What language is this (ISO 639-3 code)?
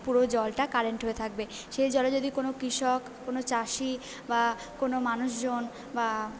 ben